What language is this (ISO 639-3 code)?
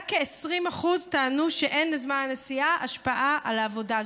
heb